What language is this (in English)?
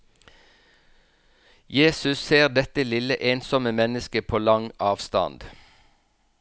Norwegian